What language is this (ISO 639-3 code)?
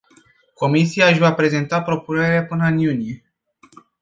ron